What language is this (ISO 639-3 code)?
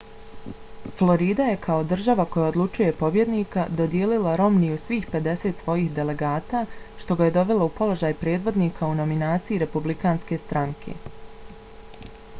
bos